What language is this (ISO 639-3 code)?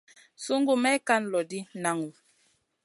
mcn